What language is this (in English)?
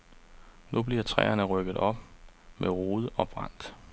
Danish